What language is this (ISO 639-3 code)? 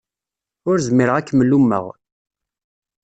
kab